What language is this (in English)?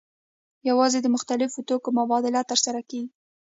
Pashto